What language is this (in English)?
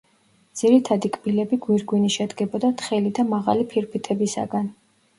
Georgian